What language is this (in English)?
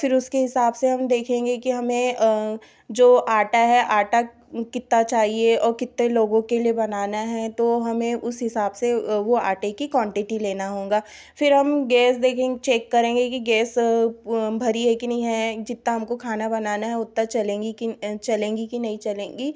Hindi